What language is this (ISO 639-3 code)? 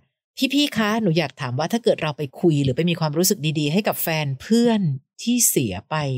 tha